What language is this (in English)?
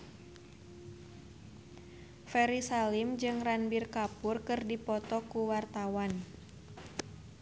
Sundanese